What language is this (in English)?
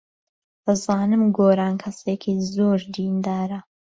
Central Kurdish